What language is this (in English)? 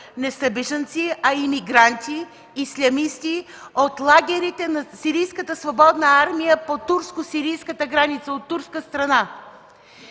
Bulgarian